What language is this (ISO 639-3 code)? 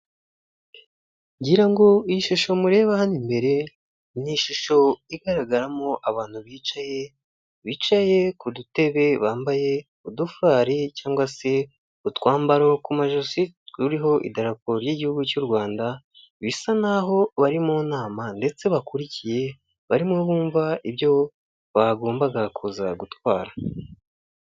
kin